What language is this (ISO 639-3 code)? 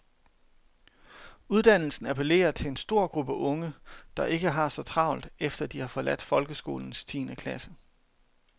dan